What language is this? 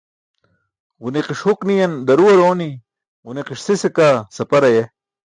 Burushaski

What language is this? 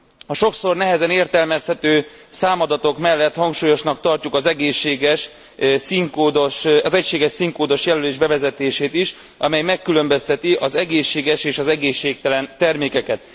Hungarian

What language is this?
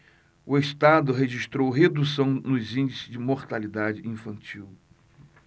Portuguese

